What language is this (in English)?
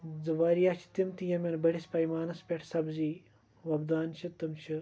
Kashmiri